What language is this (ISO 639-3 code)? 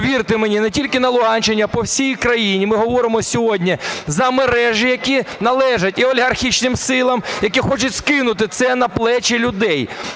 ukr